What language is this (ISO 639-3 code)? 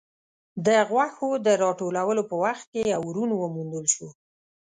pus